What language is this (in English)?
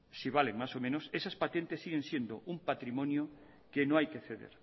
Spanish